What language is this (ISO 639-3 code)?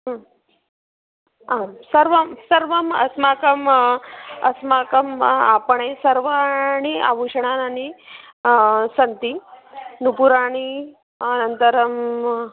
san